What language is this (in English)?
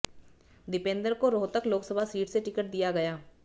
Hindi